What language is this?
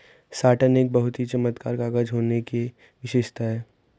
Hindi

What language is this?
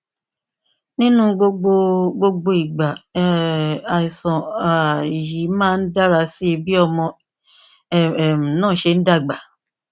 Yoruba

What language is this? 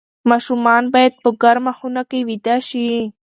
Pashto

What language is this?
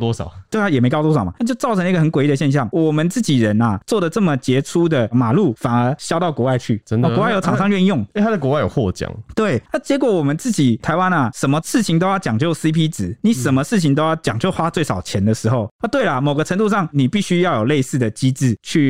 Chinese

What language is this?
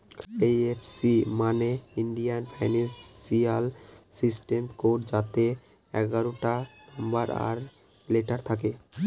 Bangla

